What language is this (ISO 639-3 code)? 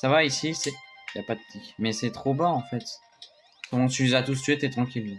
fra